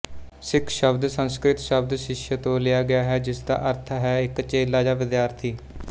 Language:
Punjabi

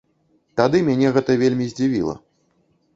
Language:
Belarusian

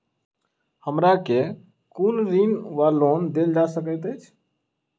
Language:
Maithili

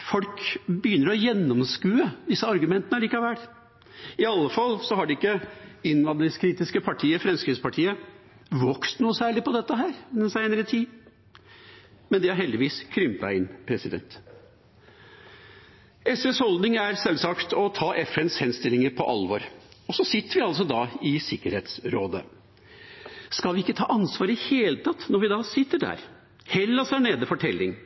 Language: Norwegian Bokmål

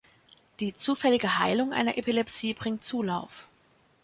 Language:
German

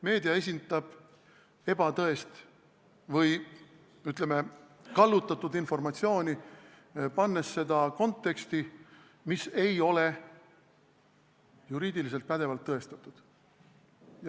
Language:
Estonian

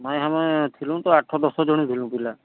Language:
Odia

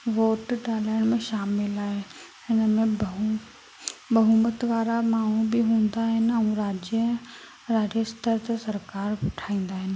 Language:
Sindhi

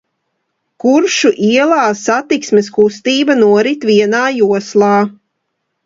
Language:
Latvian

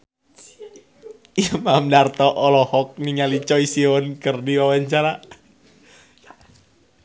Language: Sundanese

